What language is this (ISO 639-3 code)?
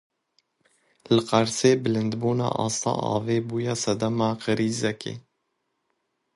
kur